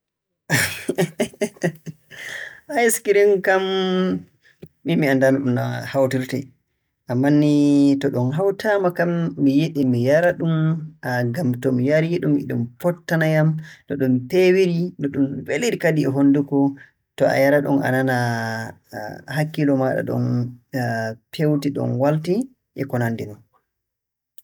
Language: Borgu Fulfulde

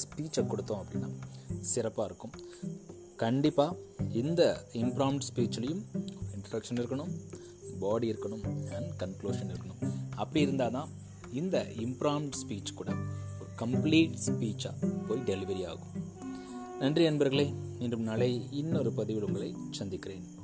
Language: Tamil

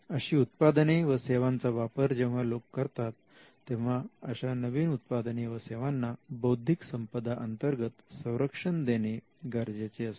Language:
Marathi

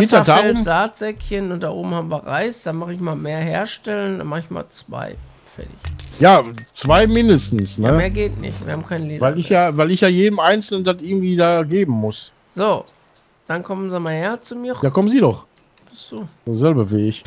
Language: German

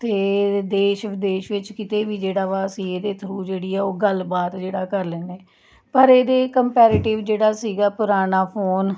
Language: Punjabi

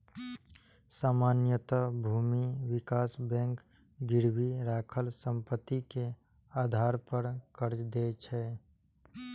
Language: Maithili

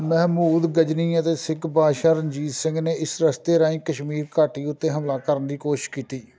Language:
Punjabi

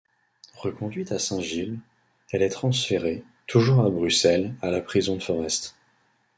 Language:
French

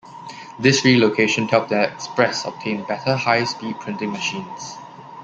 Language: English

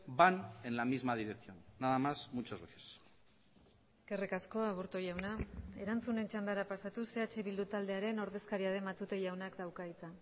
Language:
Basque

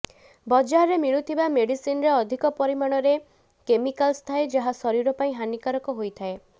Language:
Odia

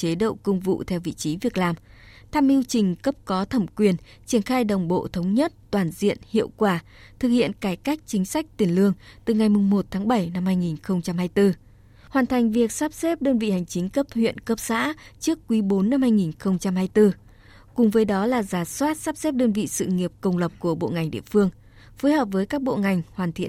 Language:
Vietnamese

